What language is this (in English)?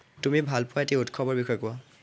Assamese